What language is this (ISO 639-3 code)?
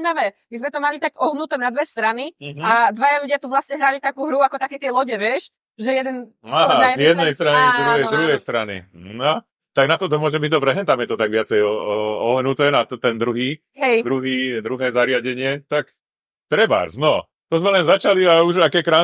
slk